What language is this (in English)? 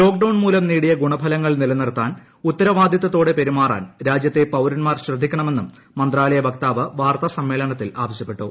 Malayalam